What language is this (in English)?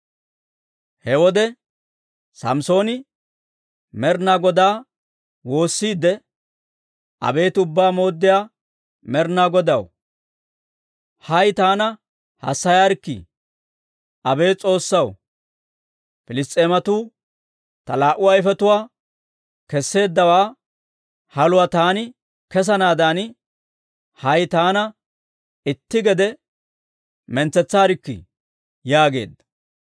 Dawro